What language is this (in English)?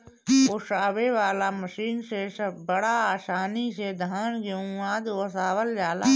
Bhojpuri